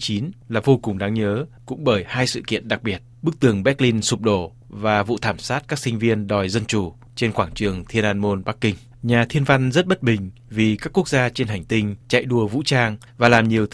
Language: Vietnamese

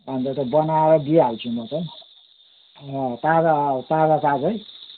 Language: Nepali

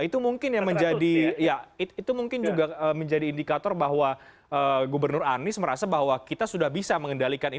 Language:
Indonesian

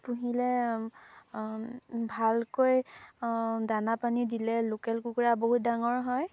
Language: Assamese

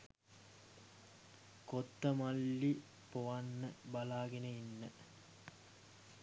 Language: Sinhala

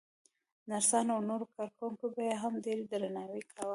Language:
Pashto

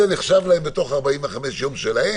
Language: Hebrew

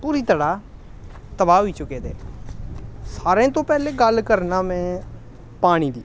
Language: Dogri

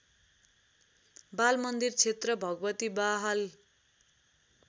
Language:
Nepali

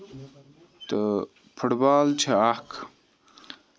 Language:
Kashmiri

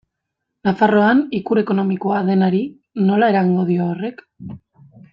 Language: Basque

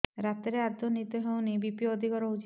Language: Odia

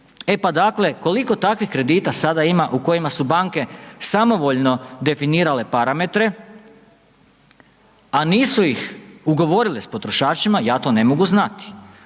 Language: Croatian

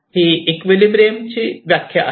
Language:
Marathi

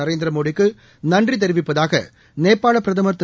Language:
Tamil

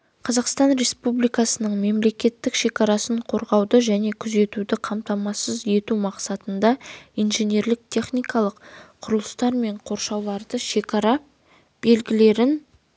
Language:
Kazakh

